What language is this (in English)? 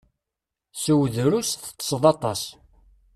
Kabyle